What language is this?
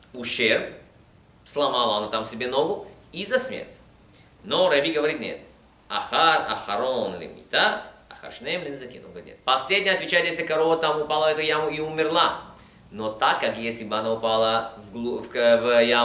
Russian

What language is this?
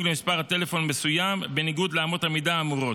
Hebrew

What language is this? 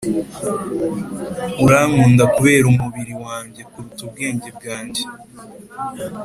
Kinyarwanda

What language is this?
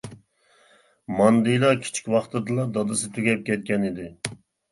Uyghur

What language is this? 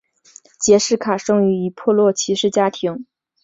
Chinese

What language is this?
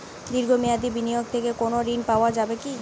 Bangla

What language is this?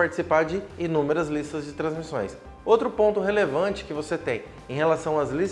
Portuguese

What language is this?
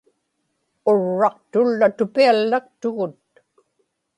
Inupiaq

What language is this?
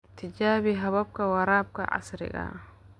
Somali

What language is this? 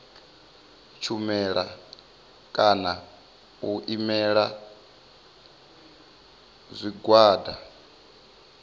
Venda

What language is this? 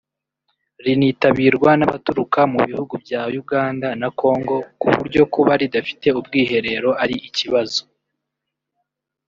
Kinyarwanda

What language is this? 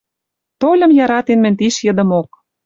Western Mari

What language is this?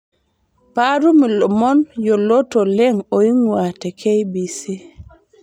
Masai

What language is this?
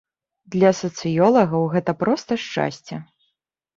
Belarusian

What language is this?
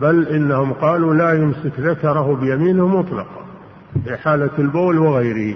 Arabic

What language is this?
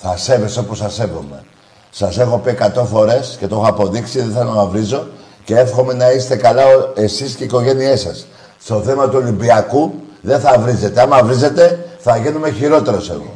Greek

